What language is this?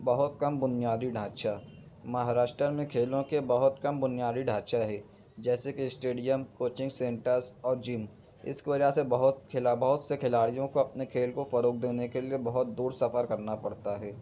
Urdu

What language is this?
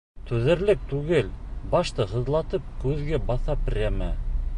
Bashkir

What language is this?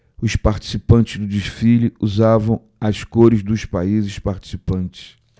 Portuguese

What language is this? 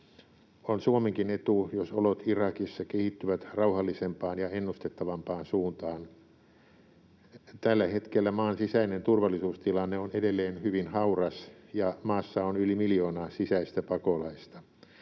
Finnish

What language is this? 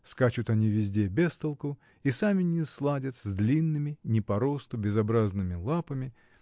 Russian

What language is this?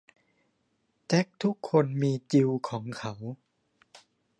Thai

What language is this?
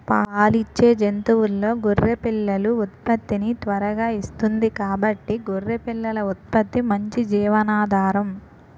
Telugu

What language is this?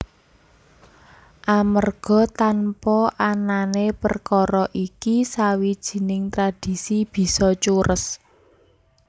Javanese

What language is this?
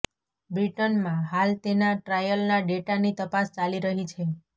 Gujarati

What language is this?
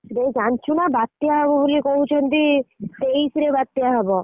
Odia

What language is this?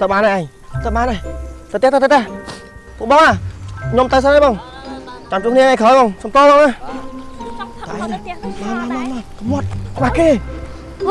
Vietnamese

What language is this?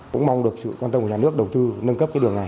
Vietnamese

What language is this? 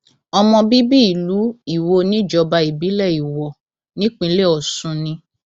Yoruba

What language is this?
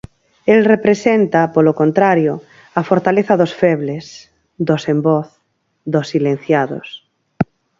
Galician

